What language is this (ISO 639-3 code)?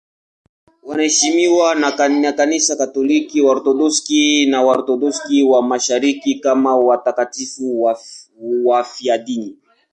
swa